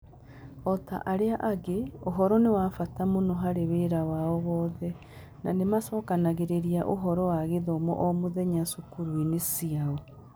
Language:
Kikuyu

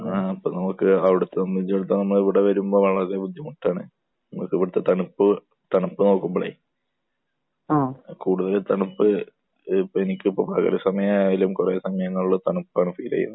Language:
Malayalam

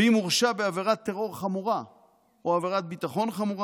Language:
Hebrew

